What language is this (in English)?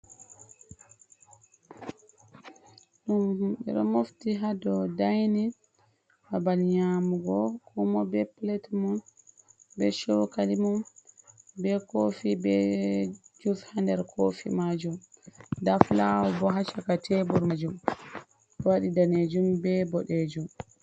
Fula